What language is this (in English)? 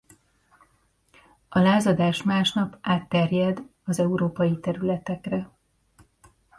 Hungarian